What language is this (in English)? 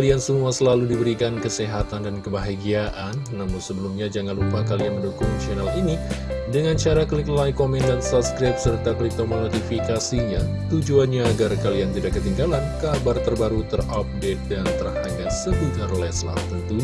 Indonesian